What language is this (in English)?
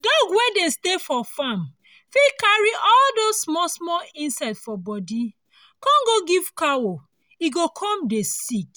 Nigerian Pidgin